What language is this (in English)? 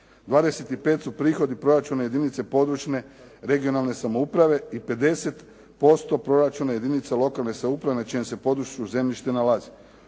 Croatian